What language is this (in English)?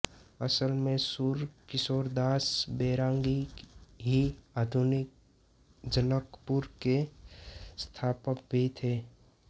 Hindi